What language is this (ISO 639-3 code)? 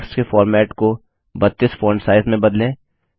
hin